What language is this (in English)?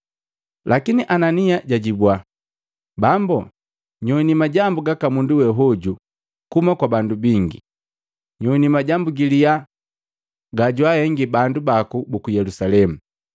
Matengo